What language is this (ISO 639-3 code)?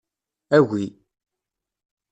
kab